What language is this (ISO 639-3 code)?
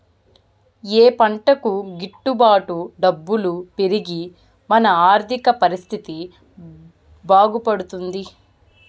tel